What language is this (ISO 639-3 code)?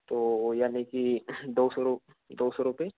hin